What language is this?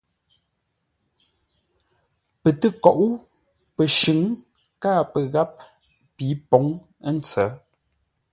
Ngombale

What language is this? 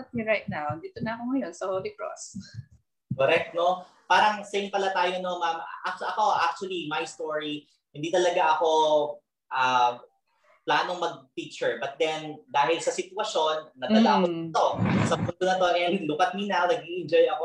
Filipino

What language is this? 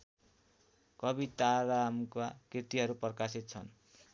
Nepali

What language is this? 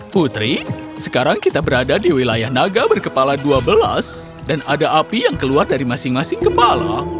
Indonesian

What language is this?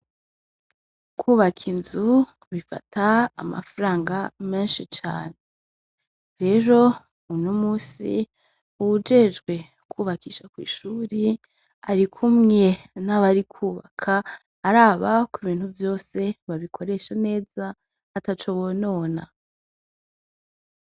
Rundi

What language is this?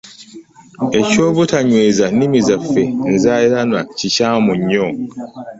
Ganda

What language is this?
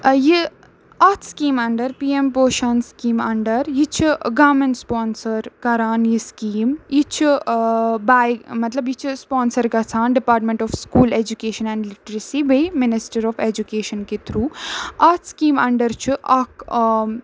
Kashmiri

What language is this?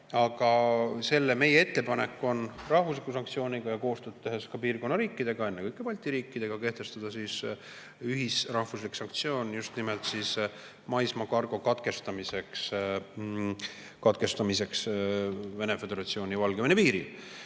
Estonian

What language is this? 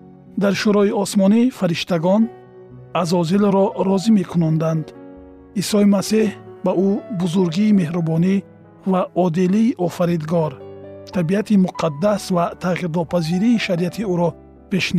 Persian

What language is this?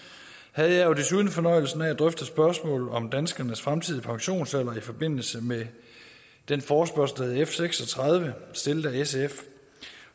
Danish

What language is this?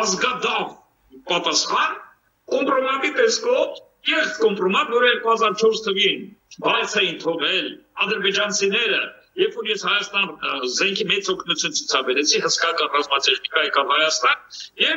Romanian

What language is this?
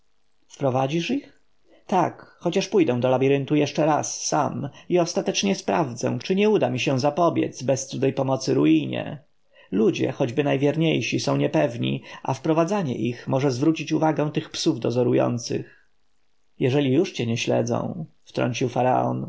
Polish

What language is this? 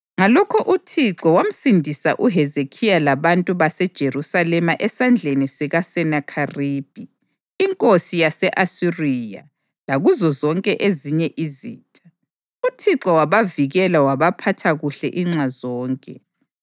North Ndebele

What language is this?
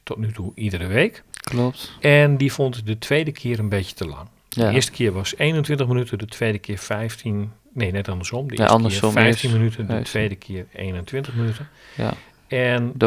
Dutch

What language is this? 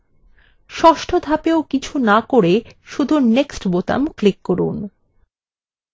Bangla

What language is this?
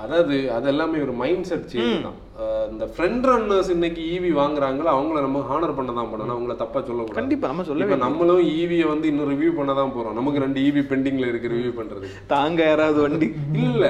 Tamil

